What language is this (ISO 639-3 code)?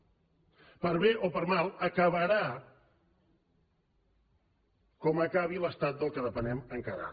cat